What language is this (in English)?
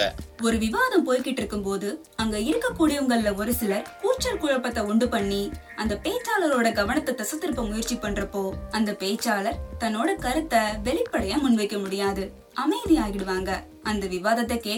Tamil